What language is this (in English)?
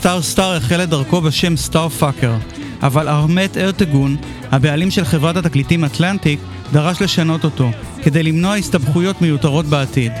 Hebrew